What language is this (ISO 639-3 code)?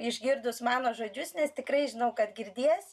lit